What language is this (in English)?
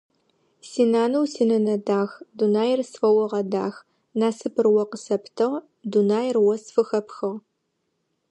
Adyghe